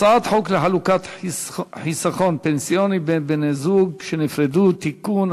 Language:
Hebrew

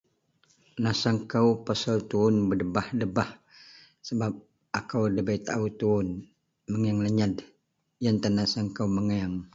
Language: Central Melanau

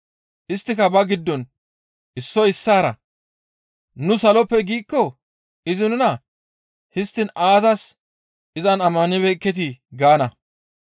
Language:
Gamo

